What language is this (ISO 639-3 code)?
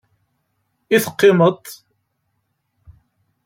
kab